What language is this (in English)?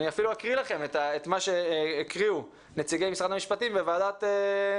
Hebrew